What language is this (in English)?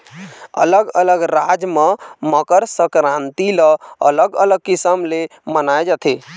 Chhattisgarhi